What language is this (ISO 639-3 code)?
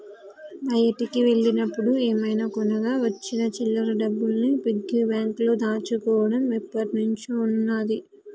tel